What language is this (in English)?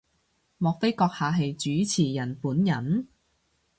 Cantonese